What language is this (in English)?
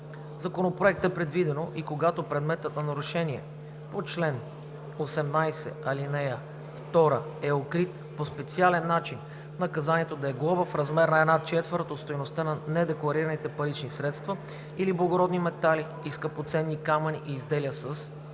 Bulgarian